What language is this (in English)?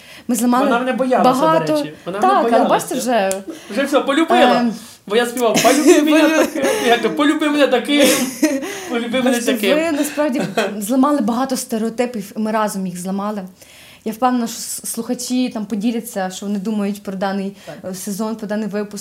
Ukrainian